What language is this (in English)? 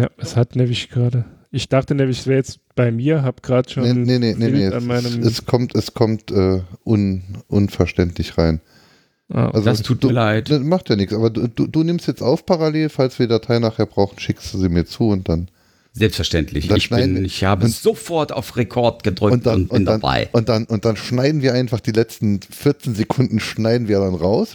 German